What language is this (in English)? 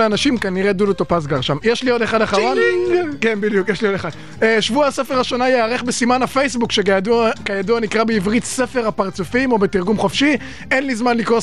Hebrew